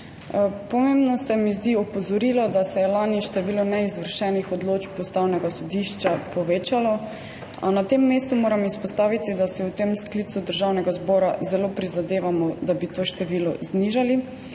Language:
Slovenian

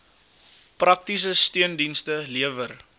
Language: Afrikaans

